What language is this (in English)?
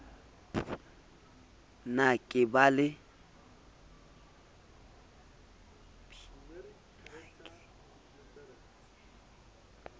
Southern Sotho